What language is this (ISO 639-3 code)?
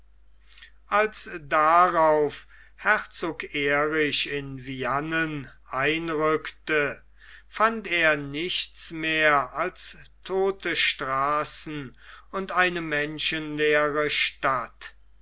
deu